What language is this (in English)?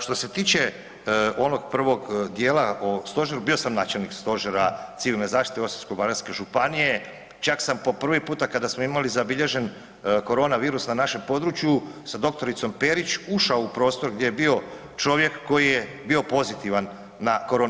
Croatian